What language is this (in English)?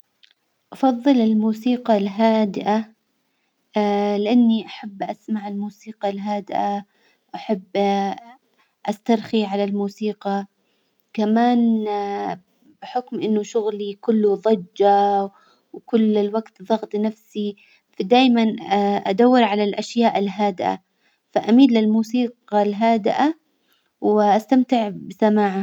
Hijazi Arabic